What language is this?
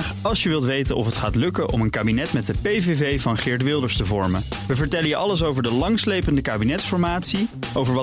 Dutch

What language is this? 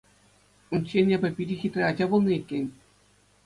Chuvash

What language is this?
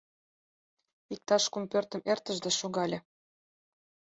Mari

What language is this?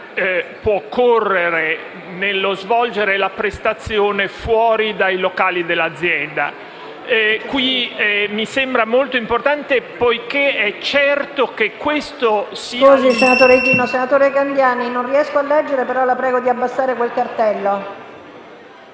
Italian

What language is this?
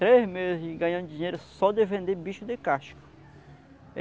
Portuguese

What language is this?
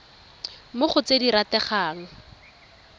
Tswana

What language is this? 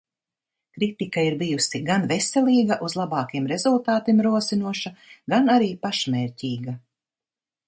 Latvian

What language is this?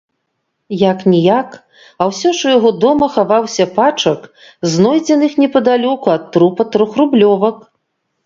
Belarusian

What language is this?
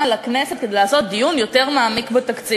Hebrew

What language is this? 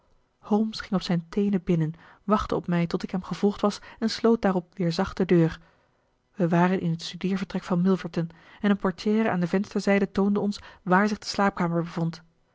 Dutch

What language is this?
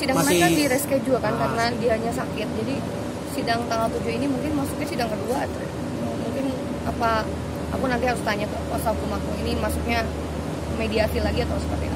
Indonesian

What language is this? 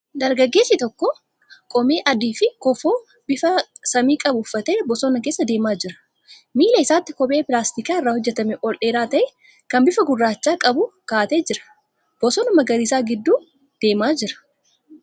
Oromo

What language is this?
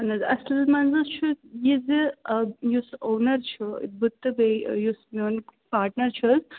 Kashmiri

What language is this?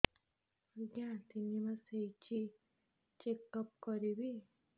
Odia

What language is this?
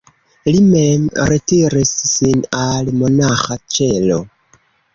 Esperanto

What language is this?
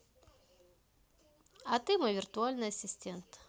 Russian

